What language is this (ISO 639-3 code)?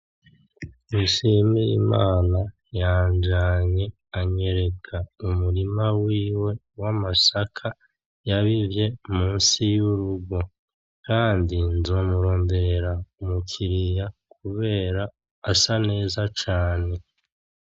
run